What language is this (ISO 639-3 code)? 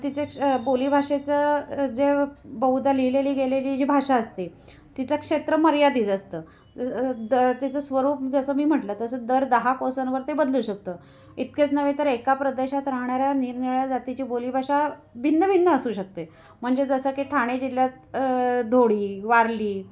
mar